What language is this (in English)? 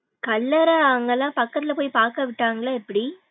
Tamil